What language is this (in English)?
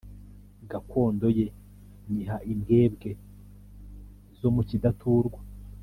Kinyarwanda